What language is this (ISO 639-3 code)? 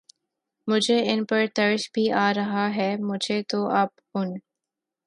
urd